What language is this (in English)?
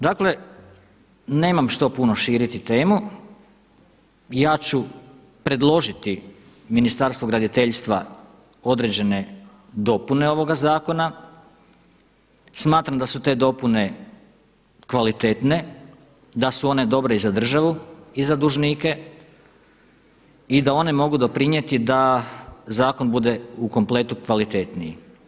Croatian